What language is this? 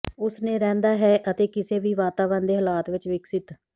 Punjabi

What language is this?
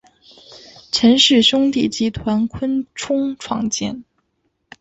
Chinese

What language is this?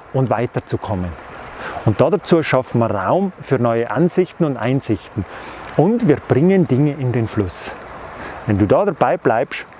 German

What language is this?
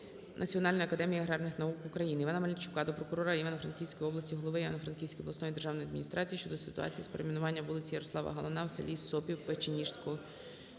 Ukrainian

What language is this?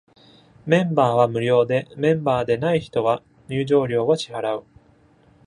Japanese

